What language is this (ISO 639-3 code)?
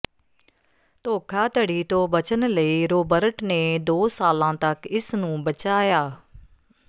pan